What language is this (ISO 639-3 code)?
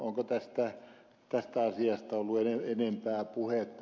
fin